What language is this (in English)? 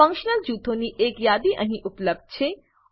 Gujarati